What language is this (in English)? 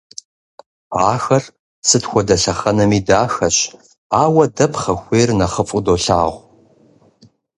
Kabardian